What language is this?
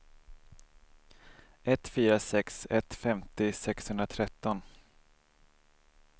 Swedish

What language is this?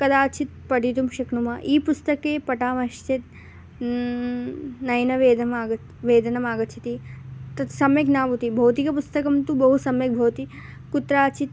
Sanskrit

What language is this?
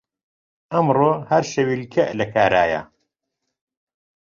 Central Kurdish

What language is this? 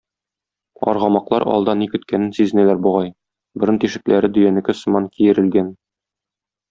Tatar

